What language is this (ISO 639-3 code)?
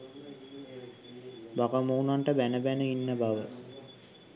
sin